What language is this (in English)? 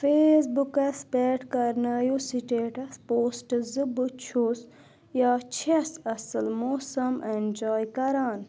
Kashmiri